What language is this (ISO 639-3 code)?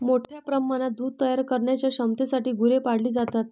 mar